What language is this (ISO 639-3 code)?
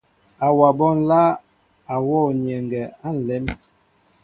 mbo